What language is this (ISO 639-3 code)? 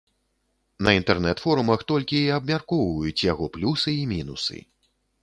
bel